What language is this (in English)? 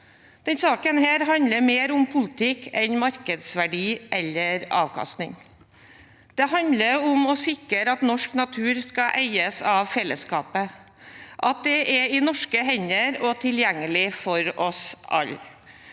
Norwegian